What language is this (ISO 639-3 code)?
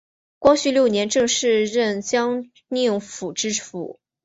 zho